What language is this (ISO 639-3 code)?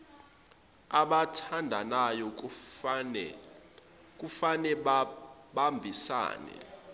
zul